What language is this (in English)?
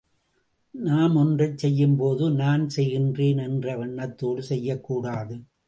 Tamil